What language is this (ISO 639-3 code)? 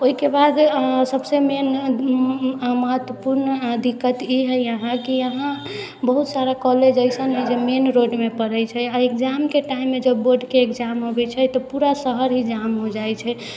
mai